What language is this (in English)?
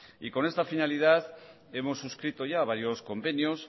Spanish